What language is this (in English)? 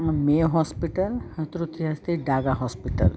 Sanskrit